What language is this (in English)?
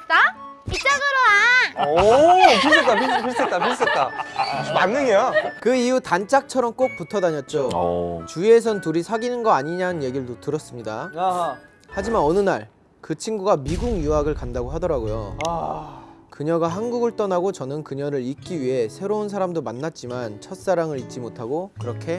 Korean